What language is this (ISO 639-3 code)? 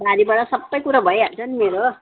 nep